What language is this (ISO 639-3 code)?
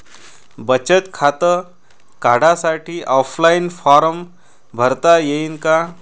mar